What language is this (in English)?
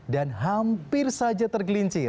Indonesian